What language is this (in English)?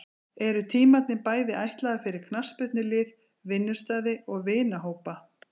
Icelandic